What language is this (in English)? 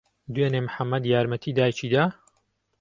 Central Kurdish